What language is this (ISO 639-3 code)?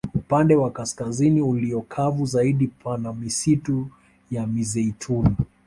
swa